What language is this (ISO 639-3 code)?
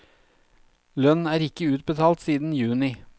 nor